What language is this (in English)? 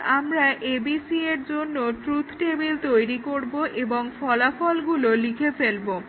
Bangla